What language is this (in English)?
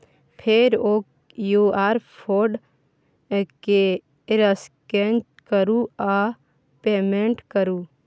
Maithili